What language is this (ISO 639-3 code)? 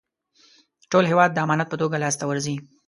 pus